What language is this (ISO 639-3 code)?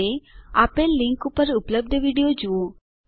guj